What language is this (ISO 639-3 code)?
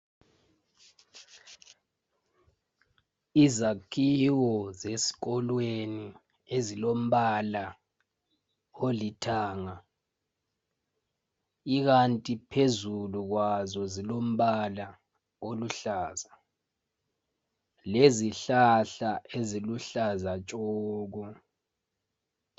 nde